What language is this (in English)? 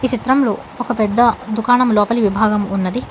Telugu